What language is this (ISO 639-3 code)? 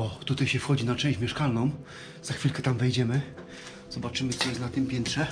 pol